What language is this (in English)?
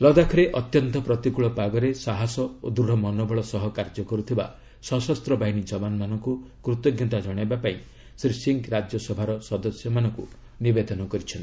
Odia